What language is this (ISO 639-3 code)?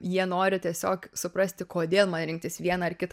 lit